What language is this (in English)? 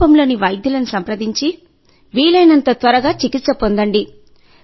Telugu